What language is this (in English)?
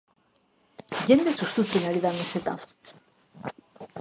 Basque